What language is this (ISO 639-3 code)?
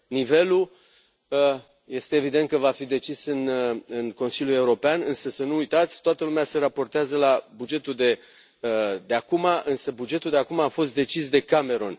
ron